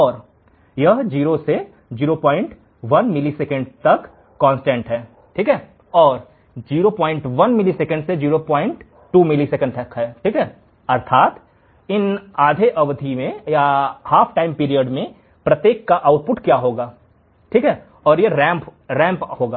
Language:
Hindi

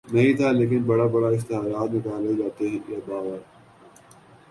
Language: Urdu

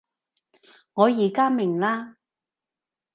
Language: Cantonese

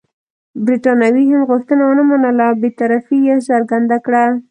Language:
Pashto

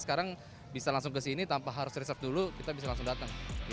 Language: Indonesian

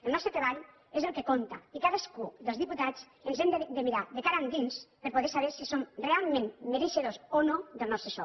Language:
Catalan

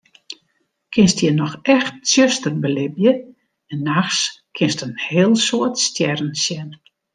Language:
Western Frisian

